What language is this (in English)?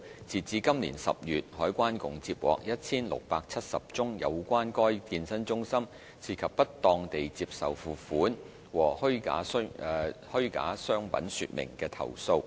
Cantonese